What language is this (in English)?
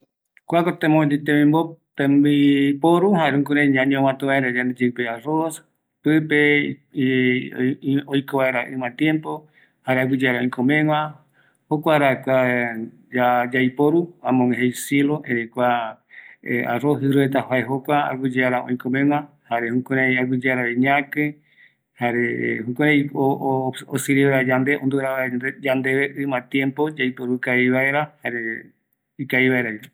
Eastern Bolivian Guaraní